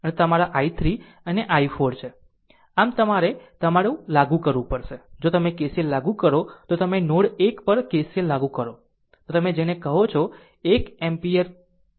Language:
Gujarati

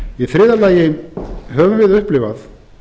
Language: Icelandic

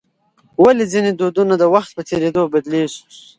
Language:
Pashto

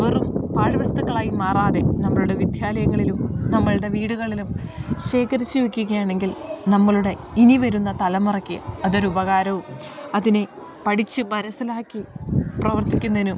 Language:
Malayalam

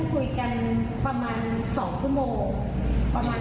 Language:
Thai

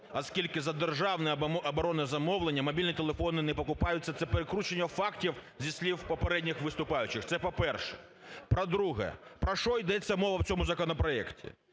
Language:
Ukrainian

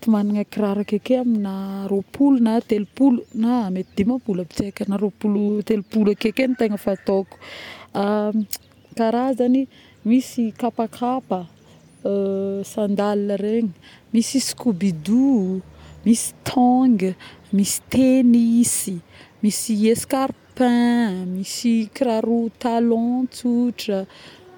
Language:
Northern Betsimisaraka Malagasy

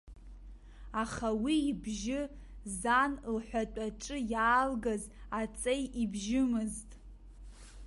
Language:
Abkhazian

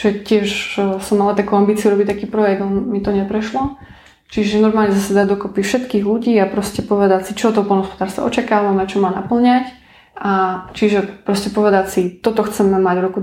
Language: Slovak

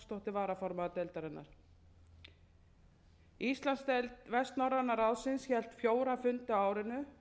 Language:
Icelandic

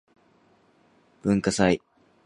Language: Japanese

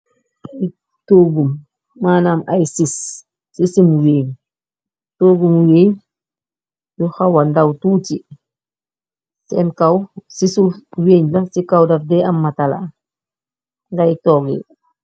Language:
Wolof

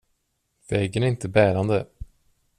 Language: Swedish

